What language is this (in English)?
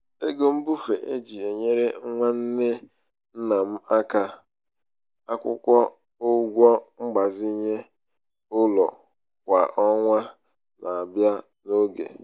Igbo